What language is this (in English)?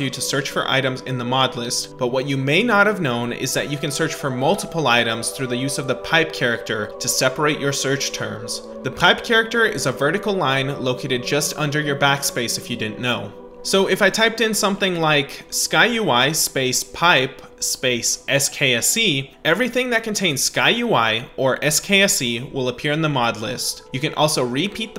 English